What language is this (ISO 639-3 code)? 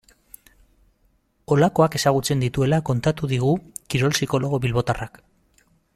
eus